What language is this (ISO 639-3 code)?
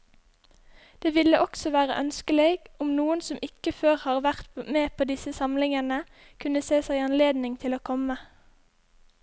nor